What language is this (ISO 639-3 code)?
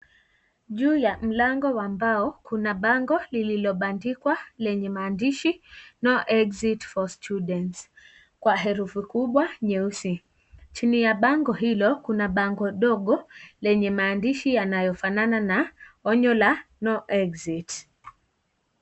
swa